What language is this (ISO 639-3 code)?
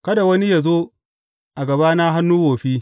hau